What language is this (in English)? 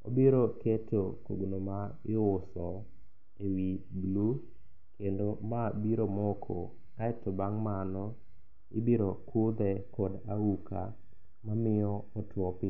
Luo (Kenya and Tanzania)